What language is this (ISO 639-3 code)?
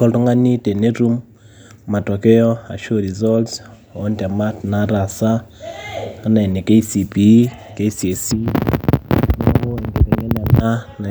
mas